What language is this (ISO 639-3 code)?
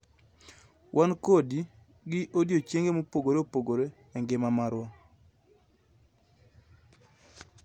luo